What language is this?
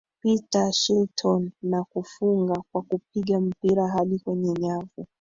Swahili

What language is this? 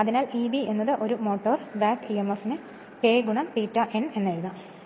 Malayalam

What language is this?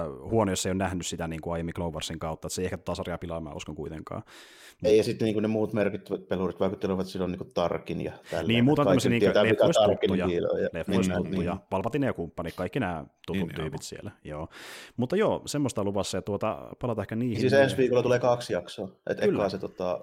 Finnish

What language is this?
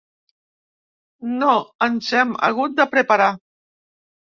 Catalan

